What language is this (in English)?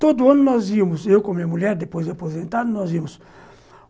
Portuguese